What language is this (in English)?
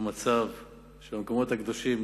Hebrew